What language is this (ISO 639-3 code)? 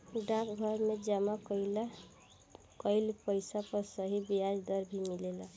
bho